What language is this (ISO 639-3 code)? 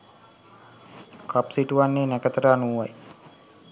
sin